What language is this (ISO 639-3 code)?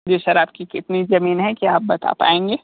hin